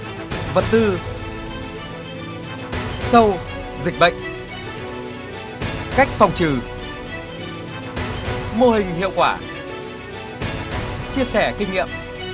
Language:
Vietnamese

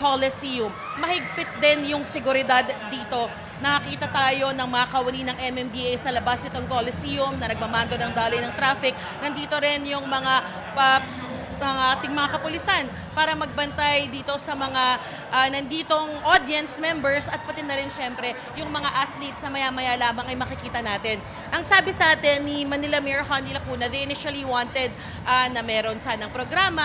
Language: Filipino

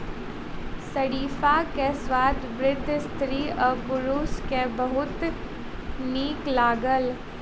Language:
Maithili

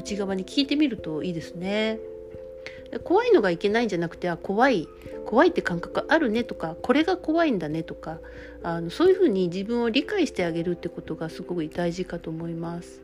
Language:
Japanese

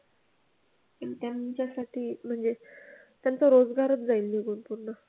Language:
Marathi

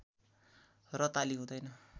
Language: Nepali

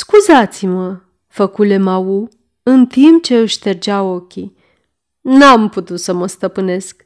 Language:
Romanian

